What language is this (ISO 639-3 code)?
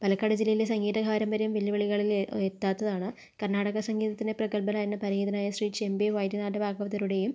mal